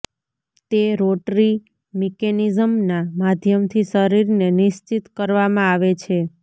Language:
Gujarati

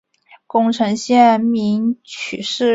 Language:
Chinese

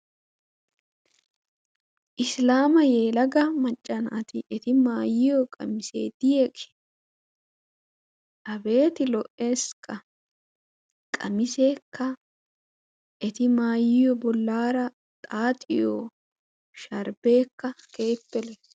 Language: Wolaytta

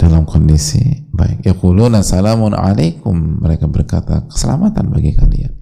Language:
Indonesian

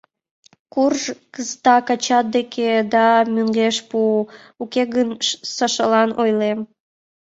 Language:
Mari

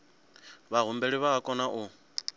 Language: Venda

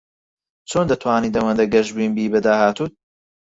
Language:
Central Kurdish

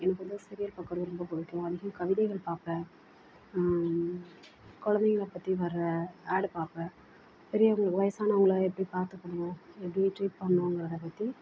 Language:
Tamil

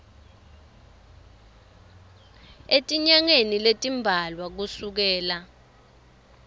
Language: Swati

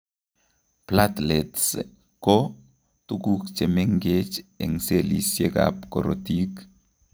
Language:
Kalenjin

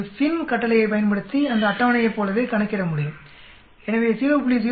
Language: Tamil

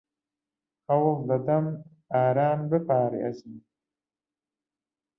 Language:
Central Kurdish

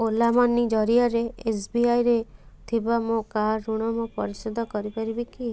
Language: Odia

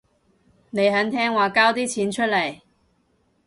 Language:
Cantonese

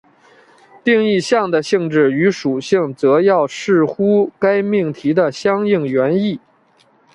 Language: Chinese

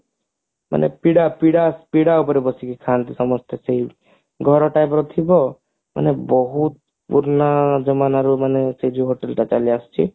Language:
Odia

